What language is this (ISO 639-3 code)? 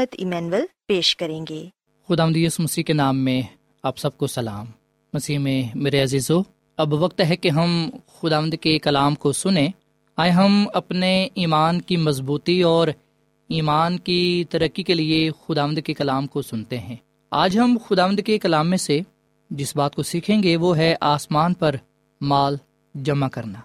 urd